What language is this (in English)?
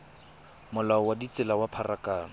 Tswana